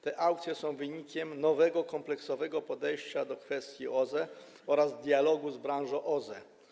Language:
Polish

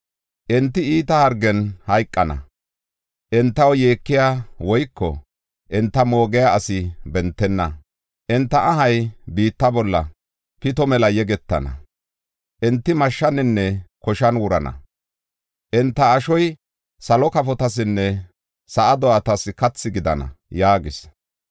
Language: Gofa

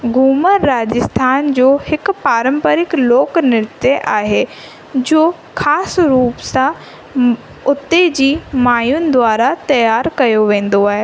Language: Sindhi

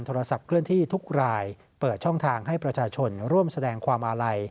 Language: Thai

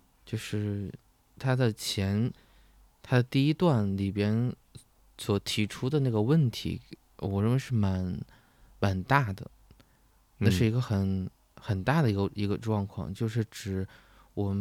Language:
Chinese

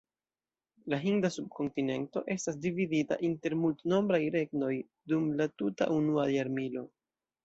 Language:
Esperanto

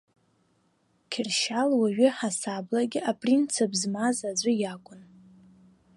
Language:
Abkhazian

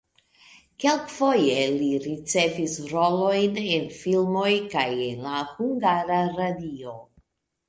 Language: Esperanto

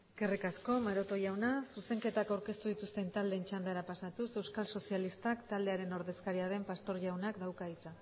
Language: Basque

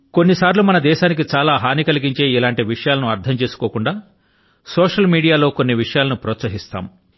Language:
Telugu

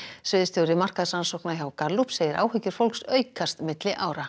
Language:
Icelandic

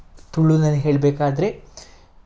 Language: Kannada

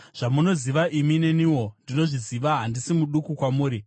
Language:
Shona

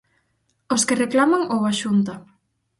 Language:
Galician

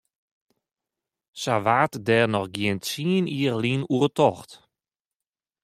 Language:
Western Frisian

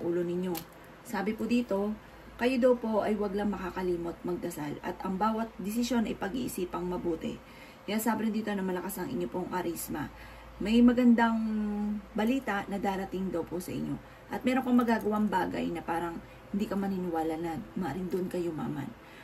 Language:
Filipino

